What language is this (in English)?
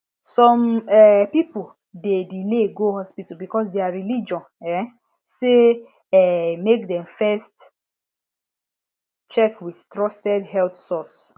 Nigerian Pidgin